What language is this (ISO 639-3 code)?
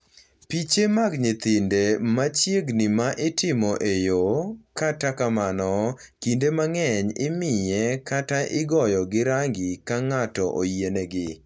luo